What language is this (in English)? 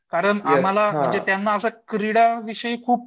Marathi